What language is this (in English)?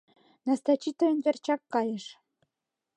Mari